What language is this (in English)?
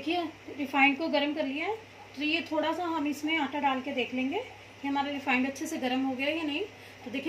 Hindi